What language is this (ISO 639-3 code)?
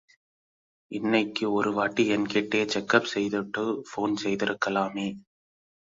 tam